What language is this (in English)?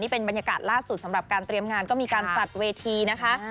Thai